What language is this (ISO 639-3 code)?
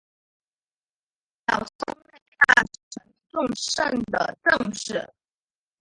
zho